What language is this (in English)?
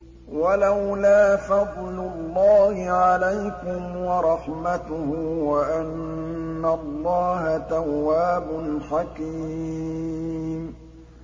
Arabic